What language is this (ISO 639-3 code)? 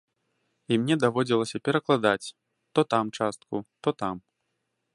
bel